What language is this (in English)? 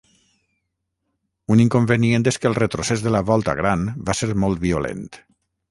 Catalan